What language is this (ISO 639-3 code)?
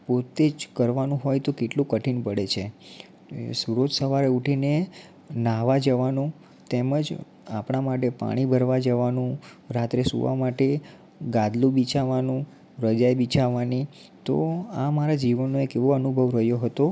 guj